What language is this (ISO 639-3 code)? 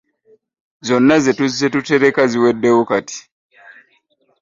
lug